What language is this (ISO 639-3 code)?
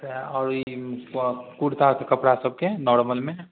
mai